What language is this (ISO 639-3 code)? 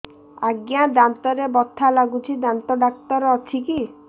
ori